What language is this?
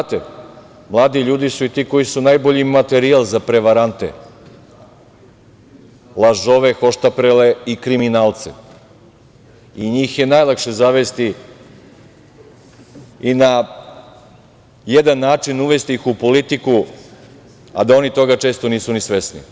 Serbian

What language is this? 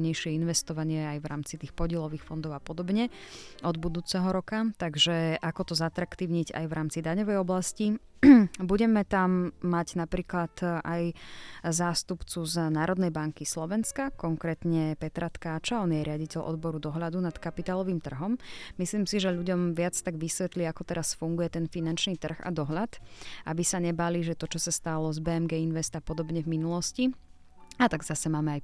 Slovak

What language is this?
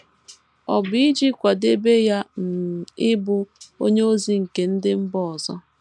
Igbo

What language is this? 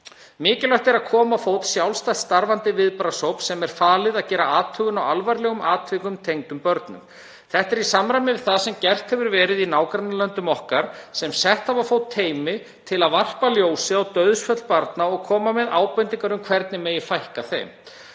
Icelandic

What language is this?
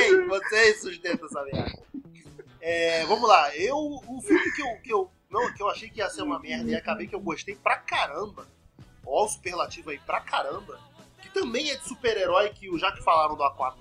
Portuguese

